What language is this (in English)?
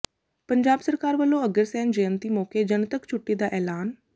Punjabi